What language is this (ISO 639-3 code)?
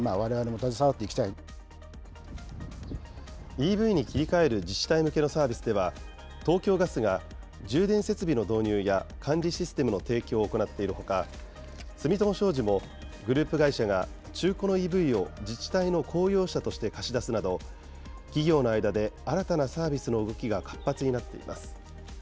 jpn